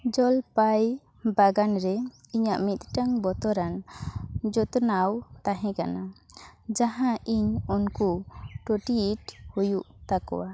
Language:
Santali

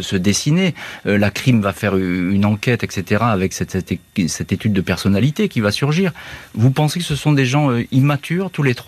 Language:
French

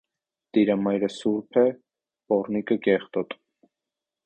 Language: Armenian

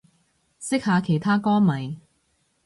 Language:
Cantonese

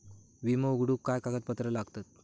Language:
Marathi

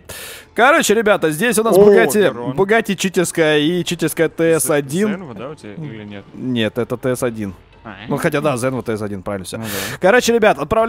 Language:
Russian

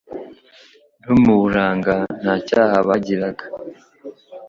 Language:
Kinyarwanda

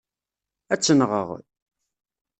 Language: Kabyle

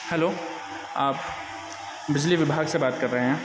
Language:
Urdu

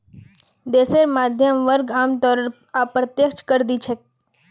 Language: Magahi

